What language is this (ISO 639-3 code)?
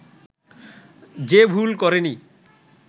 ben